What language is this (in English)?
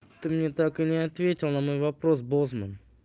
Russian